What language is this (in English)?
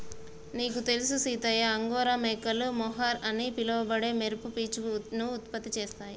Telugu